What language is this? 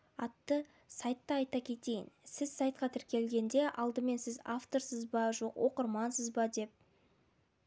Kazakh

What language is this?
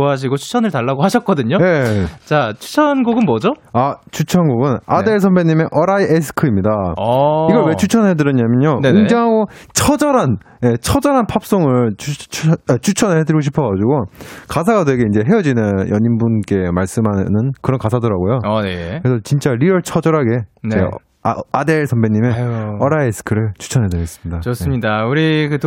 Korean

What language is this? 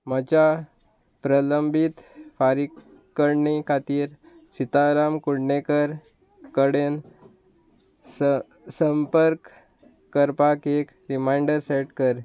Konkani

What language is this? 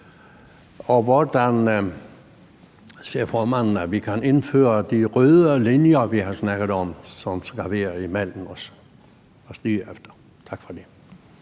Danish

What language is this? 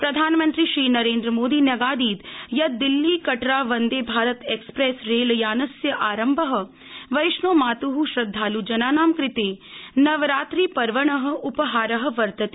Sanskrit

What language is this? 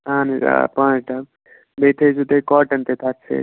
Kashmiri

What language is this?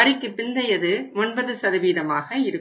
Tamil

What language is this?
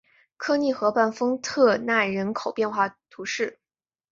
Chinese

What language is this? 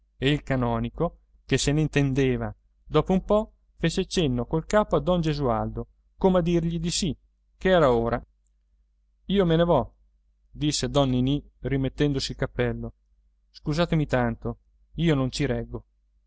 Italian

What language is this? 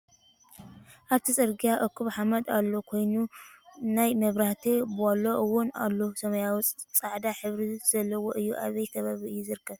Tigrinya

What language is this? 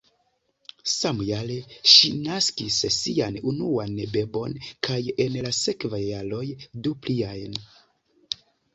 Esperanto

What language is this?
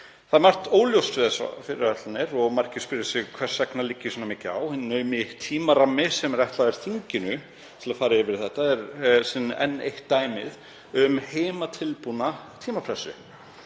Icelandic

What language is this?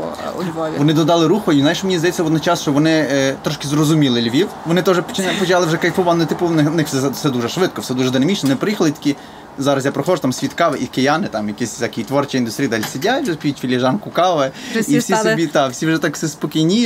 Ukrainian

